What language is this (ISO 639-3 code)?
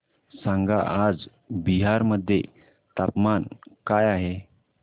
mar